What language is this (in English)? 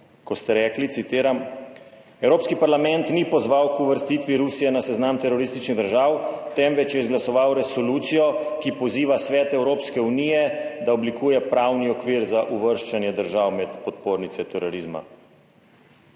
Slovenian